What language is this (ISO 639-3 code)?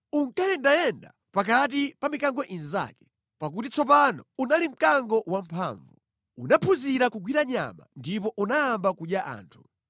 nya